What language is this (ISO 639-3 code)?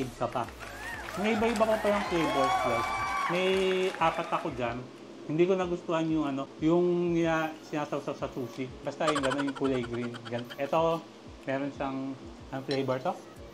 fil